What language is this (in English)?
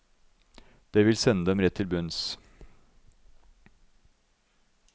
Norwegian